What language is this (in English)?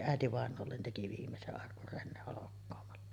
Finnish